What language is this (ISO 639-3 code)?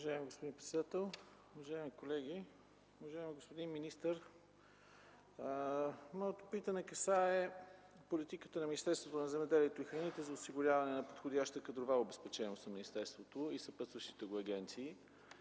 bul